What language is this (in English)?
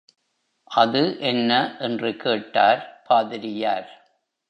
Tamil